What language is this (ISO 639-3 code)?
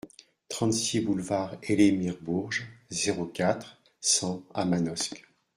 fra